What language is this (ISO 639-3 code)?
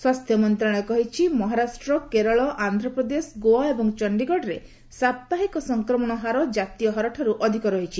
ori